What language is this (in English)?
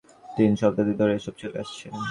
Bangla